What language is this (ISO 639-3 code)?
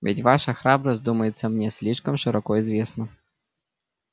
rus